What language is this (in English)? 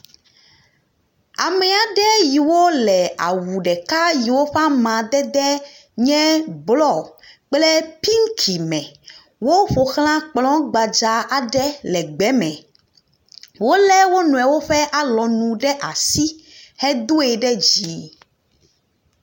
Ewe